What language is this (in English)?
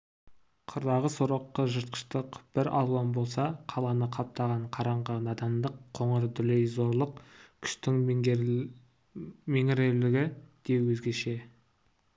Kazakh